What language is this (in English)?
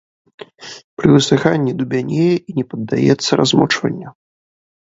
Belarusian